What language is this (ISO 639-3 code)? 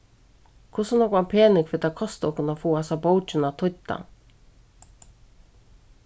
fao